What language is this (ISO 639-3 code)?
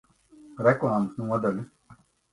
lav